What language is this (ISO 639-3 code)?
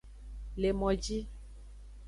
ajg